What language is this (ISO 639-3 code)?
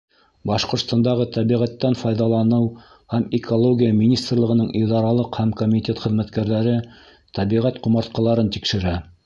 bak